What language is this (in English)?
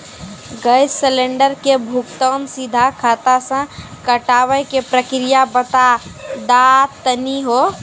Maithili